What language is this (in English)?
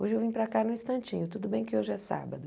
Portuguese